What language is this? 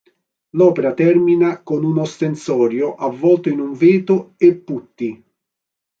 Italian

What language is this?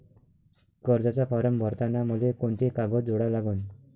Marathi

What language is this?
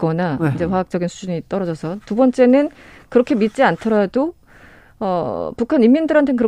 Korean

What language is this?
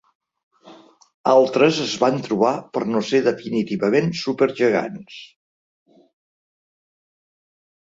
Catalan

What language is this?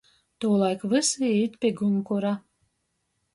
Latgalian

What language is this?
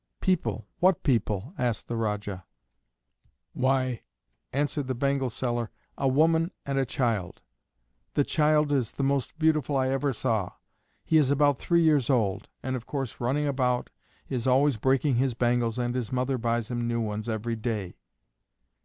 English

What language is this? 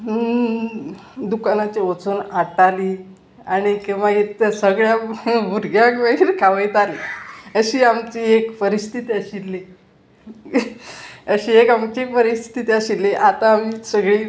Konkani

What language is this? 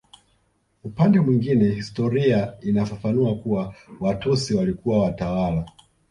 Swahili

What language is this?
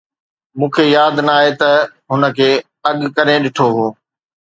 Sindhi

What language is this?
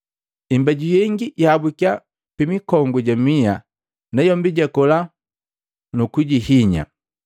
Matengo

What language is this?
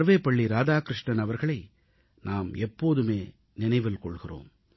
Tamil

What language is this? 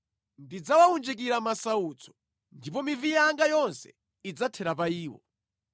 Nyanja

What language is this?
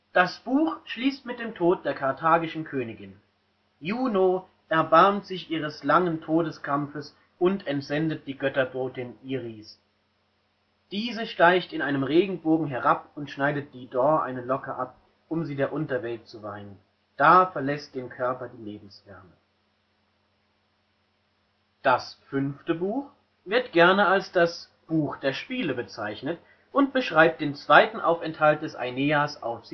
German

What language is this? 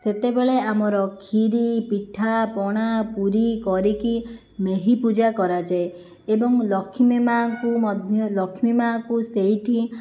Odia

